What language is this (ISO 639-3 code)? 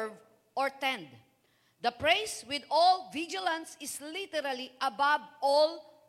fil